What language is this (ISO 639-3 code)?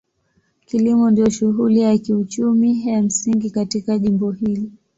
swa